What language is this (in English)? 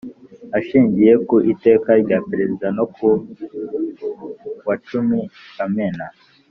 Kinyarwanda